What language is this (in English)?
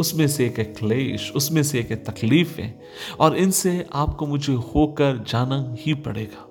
Hindi